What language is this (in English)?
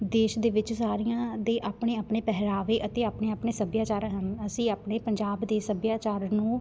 Punjabi